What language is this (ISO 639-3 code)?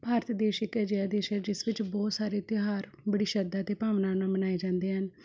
pan